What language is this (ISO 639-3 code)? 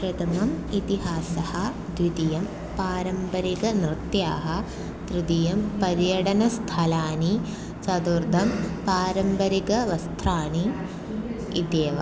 san